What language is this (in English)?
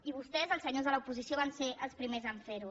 Catalan